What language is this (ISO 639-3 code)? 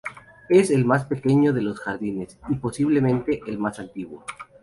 spa